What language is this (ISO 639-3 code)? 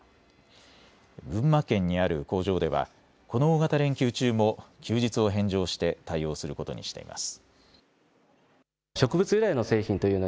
jpn